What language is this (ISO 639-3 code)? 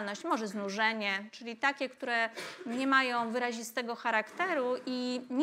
pol